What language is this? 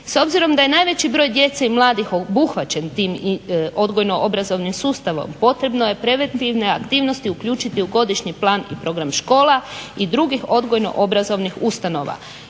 Croatian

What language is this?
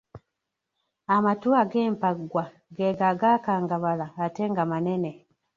Ganda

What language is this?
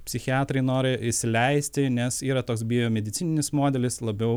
Lithuanian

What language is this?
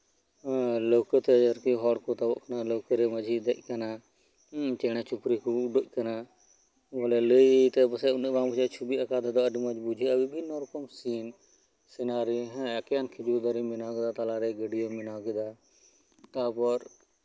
Santali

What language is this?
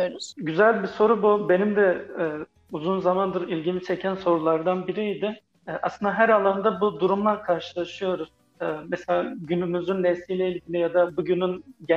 Turkish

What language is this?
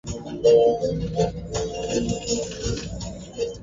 Swahili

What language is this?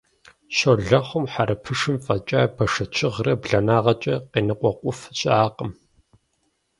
Kabardian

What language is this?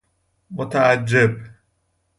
Persian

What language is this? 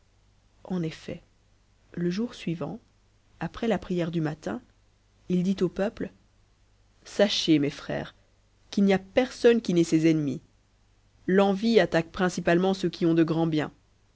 French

